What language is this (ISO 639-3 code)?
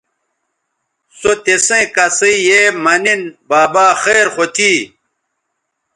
btv